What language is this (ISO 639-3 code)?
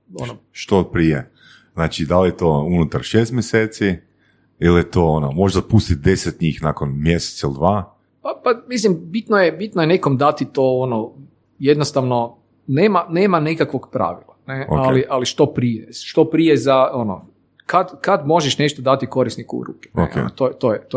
hrv